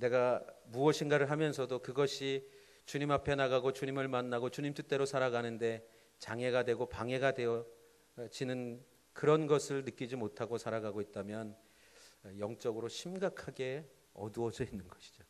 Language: Korean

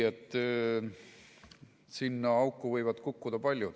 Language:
Estonian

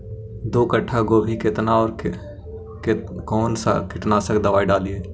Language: Magahi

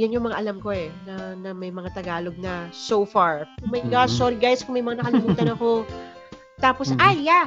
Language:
Filipino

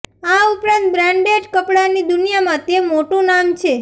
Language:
Gujarati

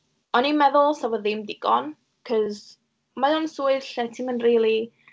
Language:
Welsh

